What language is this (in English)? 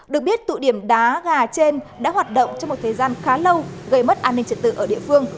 Vietnamese